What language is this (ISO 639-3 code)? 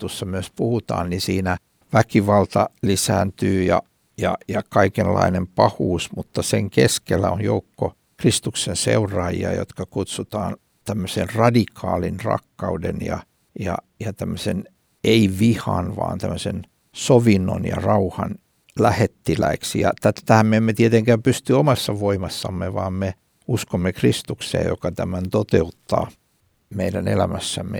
fin